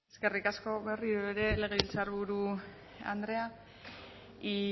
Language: Basque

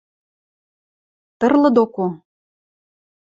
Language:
Western Mari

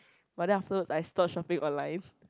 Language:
English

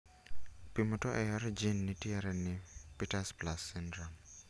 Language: Luo (Kenya and Tanzania)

